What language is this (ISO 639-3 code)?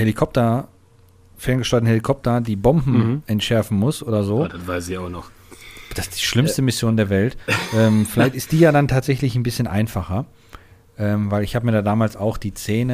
deu